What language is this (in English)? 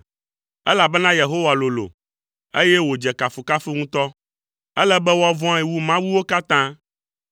Ewe